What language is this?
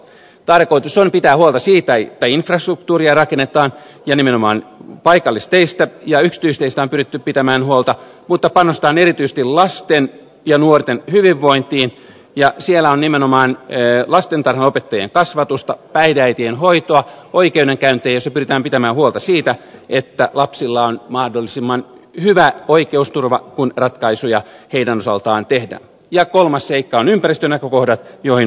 Finnish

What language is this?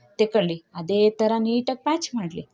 Kannada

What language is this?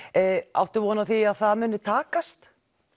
Icelandic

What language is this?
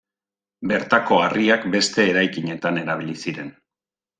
Basque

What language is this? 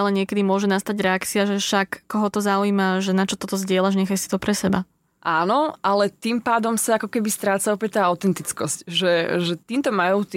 Slovak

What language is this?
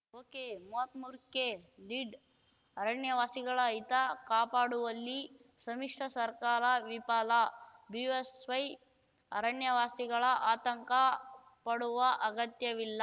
Kannada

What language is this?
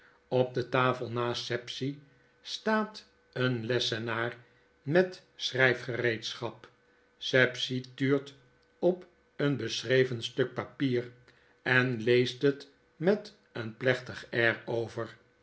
Dutch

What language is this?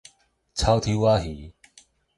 Min Nan Chinese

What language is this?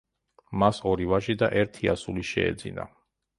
Georgian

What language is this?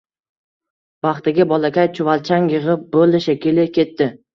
Uzbek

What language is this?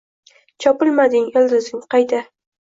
Uzbek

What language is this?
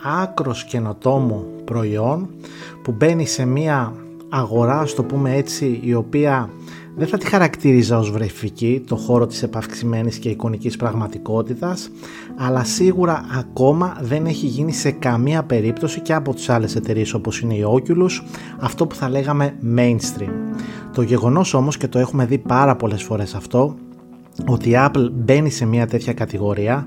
Greek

